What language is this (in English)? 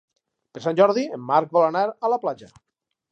Catalan